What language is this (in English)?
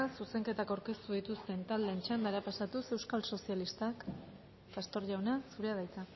Basque